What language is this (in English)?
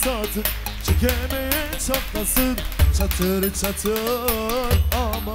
Turkish